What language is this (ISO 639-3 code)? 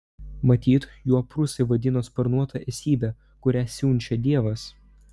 lit